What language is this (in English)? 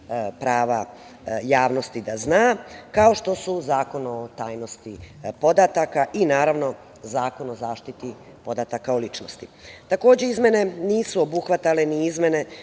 Serbian